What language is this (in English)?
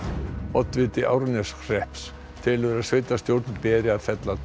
Icelandic